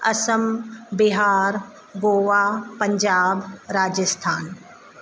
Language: Sindhi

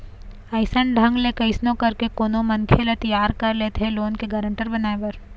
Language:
Chhattisgarhi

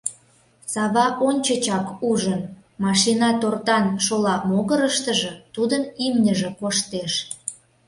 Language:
Mari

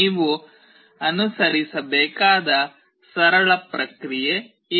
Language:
Kannada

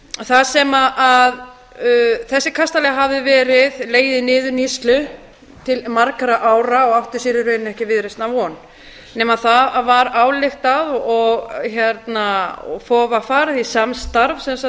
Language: Icelandic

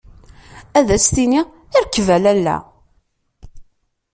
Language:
Kabyle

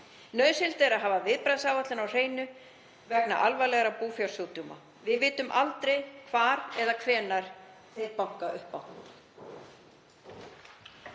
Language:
Icelandic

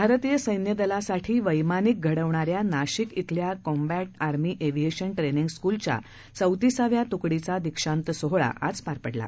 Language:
Marathi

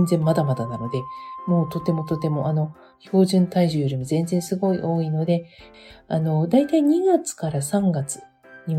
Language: Japanese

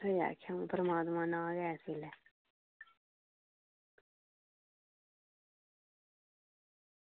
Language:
Dogri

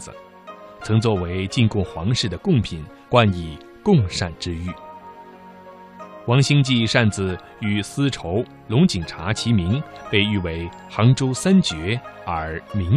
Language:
Chinese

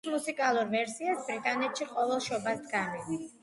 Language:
Georgian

